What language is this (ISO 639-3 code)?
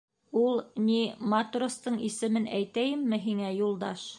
bak